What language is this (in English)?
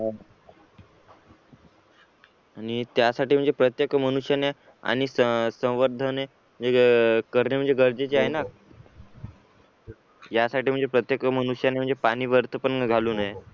Marathi